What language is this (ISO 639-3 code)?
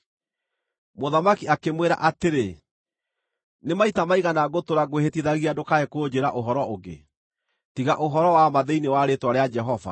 kik